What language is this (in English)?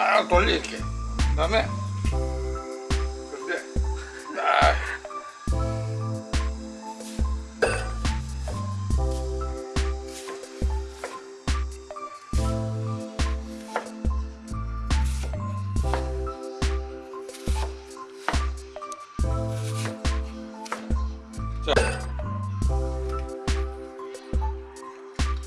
Korean